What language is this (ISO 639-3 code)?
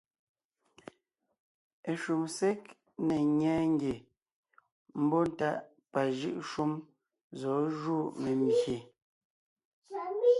nnh